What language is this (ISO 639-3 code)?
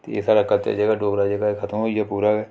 doi